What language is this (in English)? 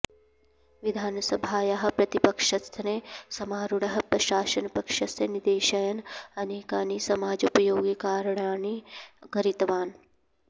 Sanskrit